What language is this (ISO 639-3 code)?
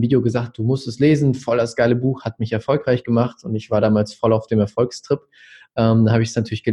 deu